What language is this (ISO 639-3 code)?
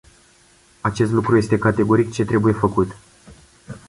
ron